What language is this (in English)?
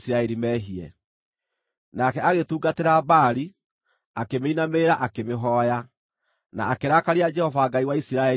Kikuyu